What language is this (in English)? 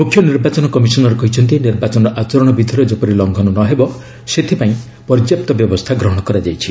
Odia